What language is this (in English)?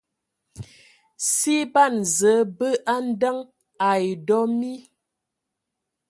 Ewondo